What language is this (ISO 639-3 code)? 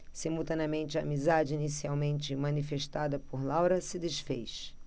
por